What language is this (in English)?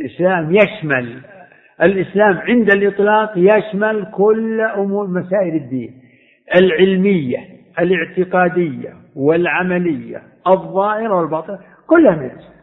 Arabic